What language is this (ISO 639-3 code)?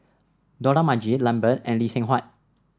eng